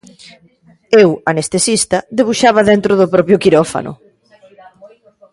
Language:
Galician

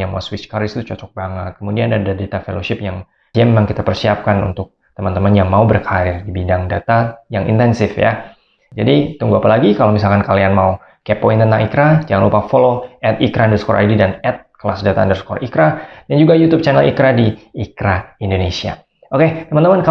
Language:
Indonesian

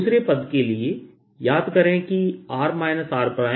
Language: Hindi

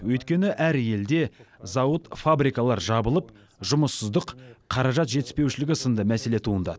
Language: Kazakh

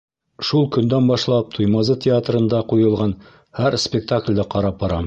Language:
Bashkir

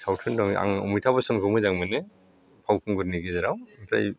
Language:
Bodo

